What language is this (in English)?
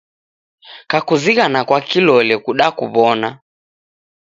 Taita